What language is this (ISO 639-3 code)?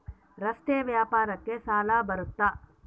kan